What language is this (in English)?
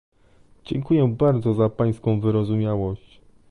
Polish